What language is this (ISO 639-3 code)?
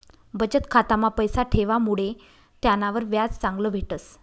mar